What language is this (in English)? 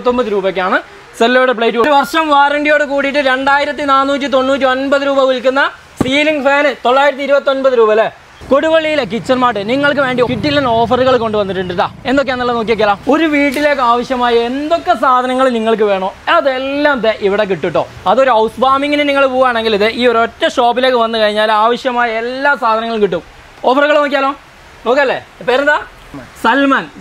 Malayalam